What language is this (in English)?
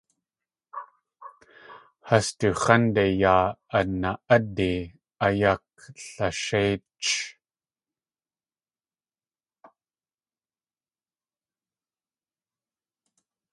Tlingit